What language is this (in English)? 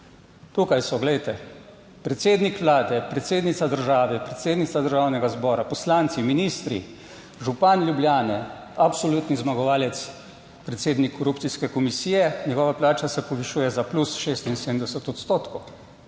Slovenian